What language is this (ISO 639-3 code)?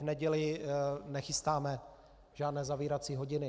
ces